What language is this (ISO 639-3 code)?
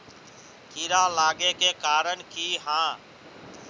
mag